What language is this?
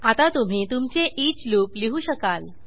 Marathi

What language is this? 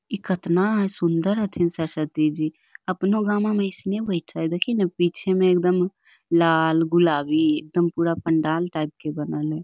Magahi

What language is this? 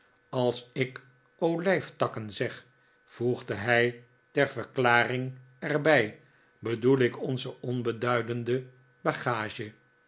Dutch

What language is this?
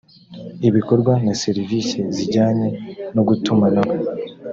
Kinyarwanda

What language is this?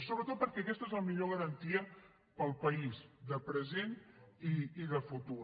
Catalan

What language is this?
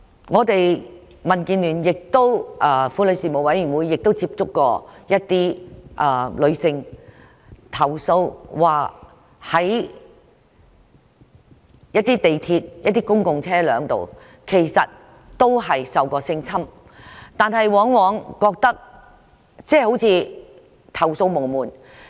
Cantonese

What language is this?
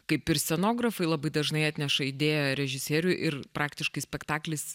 Lithuanian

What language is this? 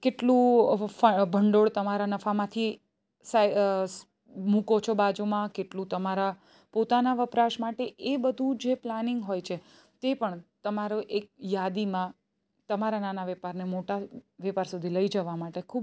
Gujarati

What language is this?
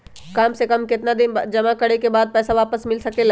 Magahi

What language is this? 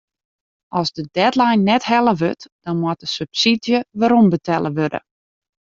Western Frisian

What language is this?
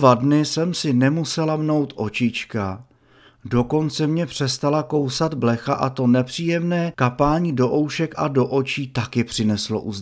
Czech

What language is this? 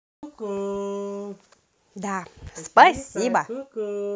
Russian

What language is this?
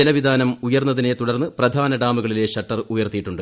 Malayalam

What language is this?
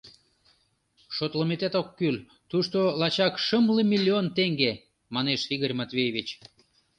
Mari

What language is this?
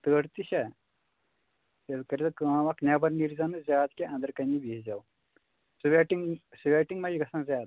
Kashmiri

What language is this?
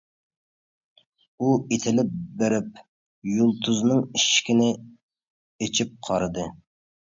Uyghur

